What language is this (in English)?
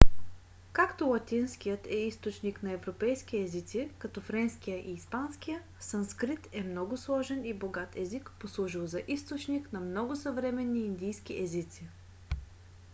Bulgarian